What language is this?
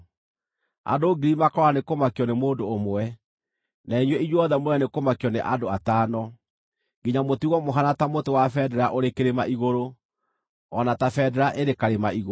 Kikuyu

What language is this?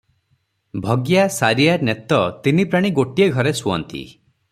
Odia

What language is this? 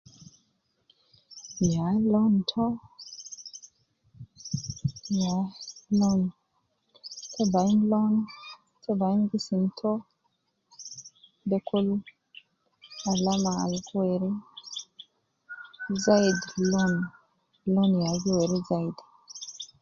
Nubi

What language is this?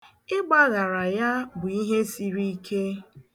Igbo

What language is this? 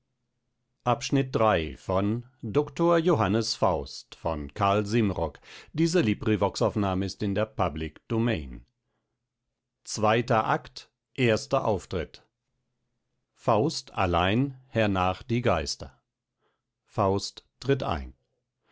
German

